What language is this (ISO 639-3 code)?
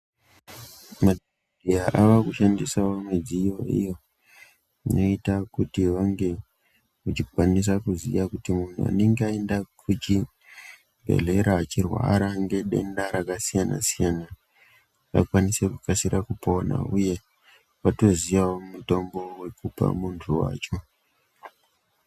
ndc